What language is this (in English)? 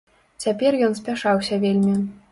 Belarusian